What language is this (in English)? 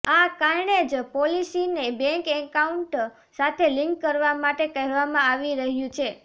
Gujarati